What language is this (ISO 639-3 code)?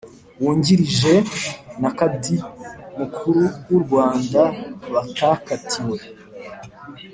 kin